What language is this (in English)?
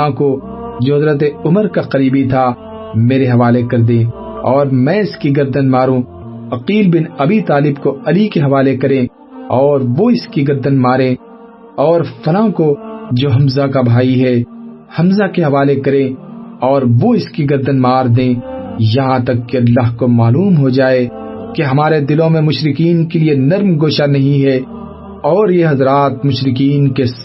Urdu